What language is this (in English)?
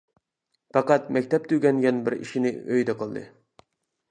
Uyghur